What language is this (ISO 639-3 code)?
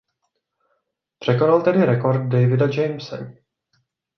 ces